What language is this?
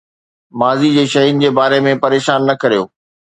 Sindhi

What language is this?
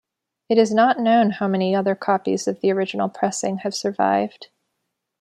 English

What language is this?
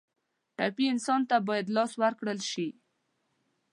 Pashto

